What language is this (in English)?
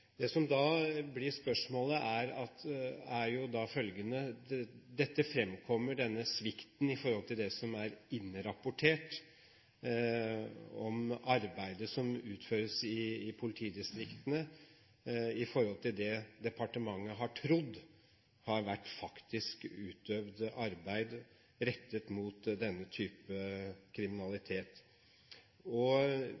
Norwegian Bokmål